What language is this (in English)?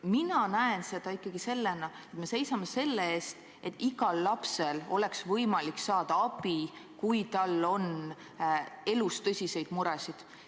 Estonian